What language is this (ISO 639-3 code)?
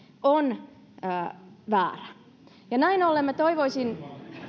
fin